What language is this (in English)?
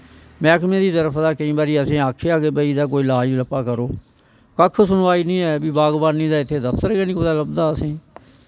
Dogri